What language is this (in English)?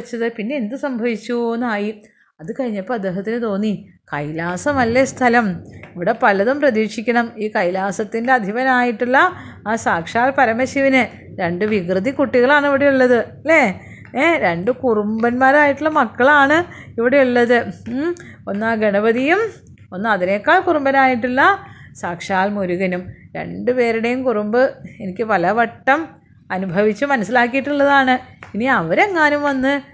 Malayalam